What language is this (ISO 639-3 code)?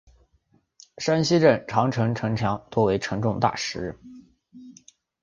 zho